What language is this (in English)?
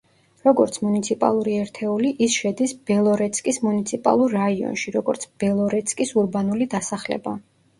Georgian